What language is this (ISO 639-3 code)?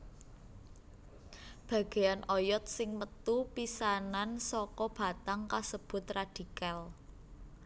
jav